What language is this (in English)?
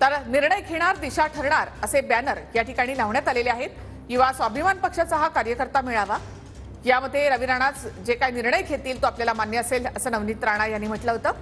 Marathi